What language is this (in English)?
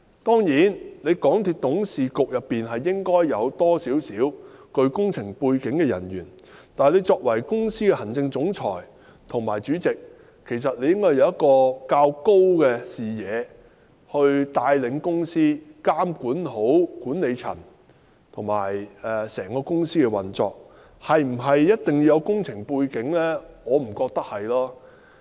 Cantonese